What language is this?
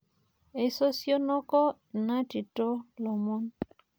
Masai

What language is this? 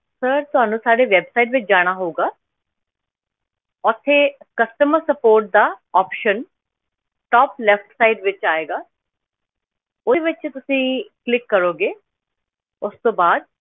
Punjabi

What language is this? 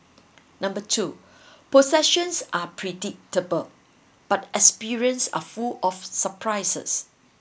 English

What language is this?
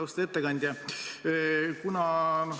Estonian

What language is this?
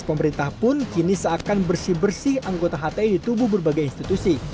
Indonesian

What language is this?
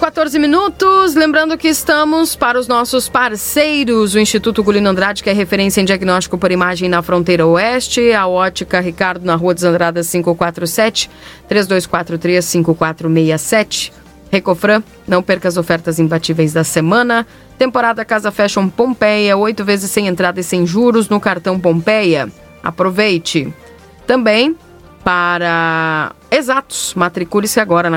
Portuguese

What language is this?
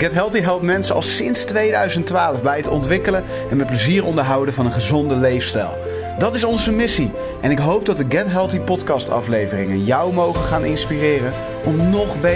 Dutch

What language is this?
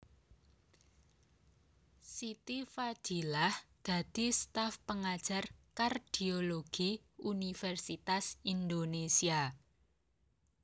Javanese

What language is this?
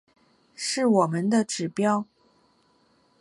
Chinese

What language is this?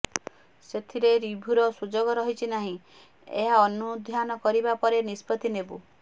Odia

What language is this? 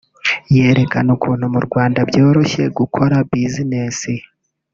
Kinyarwanda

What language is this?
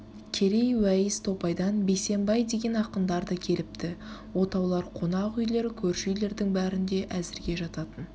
Kazakh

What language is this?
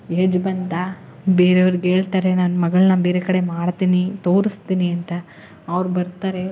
Kannada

